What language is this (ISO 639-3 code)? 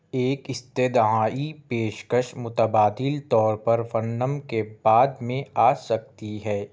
urd